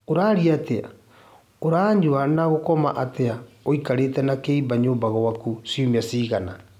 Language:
Kikuyu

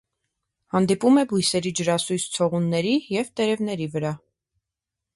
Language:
Armenian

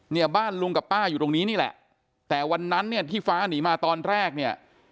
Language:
Thai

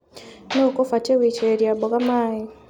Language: Kikuyu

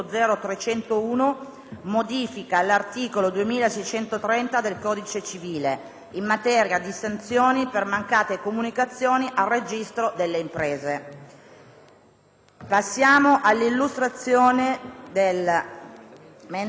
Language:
Italian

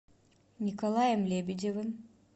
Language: Russian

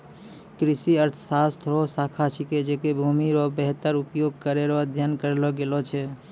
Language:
Maithili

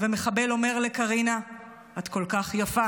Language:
Hebrew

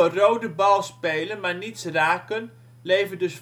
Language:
Dutch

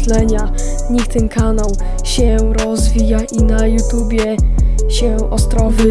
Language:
Polish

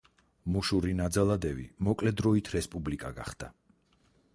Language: Georgian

